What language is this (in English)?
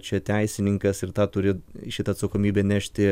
Lithuanian